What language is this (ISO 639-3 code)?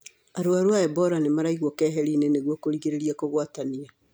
kik